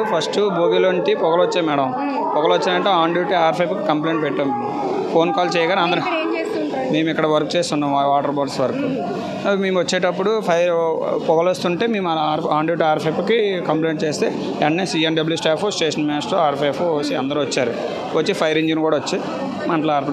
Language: Telugu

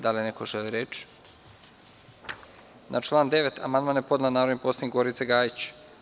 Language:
Serbian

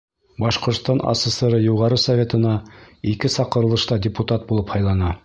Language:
Bashkir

